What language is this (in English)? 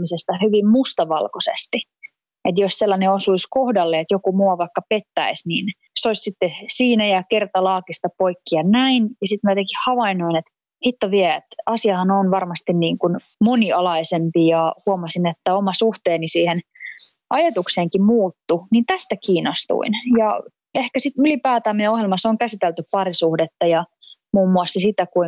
Finnish